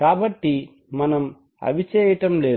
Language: Telugu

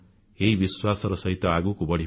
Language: Odia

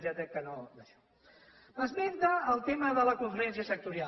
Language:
Catalan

